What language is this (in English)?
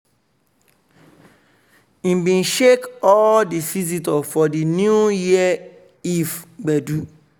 Nigerian Pidgin